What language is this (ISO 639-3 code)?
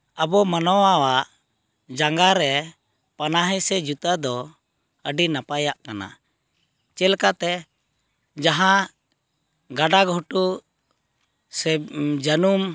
sat